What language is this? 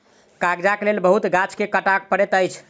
Maithili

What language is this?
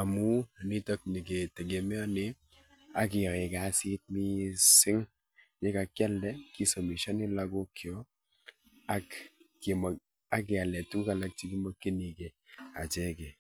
Kalenjin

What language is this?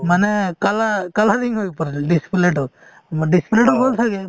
Assamese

